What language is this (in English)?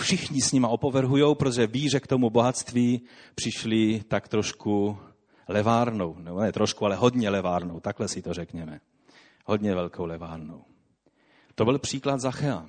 Czech